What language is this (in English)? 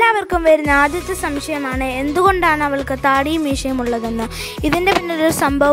Turkish